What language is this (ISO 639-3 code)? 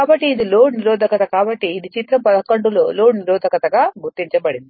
tel